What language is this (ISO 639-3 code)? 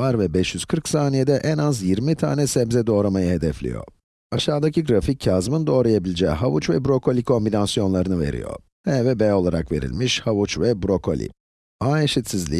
tur